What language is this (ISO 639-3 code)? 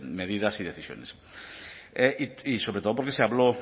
spa